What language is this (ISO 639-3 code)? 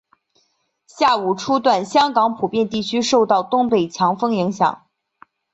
zho